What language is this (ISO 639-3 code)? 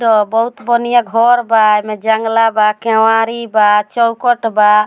bho